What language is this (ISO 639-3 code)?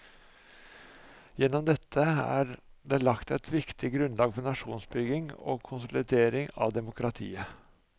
nor